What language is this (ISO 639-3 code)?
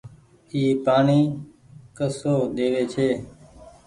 gig